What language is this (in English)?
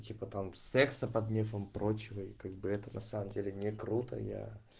Russian